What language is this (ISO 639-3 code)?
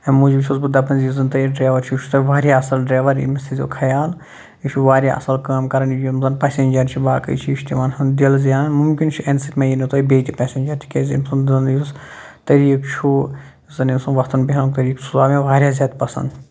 kas